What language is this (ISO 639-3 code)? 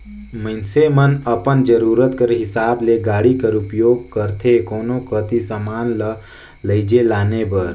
hne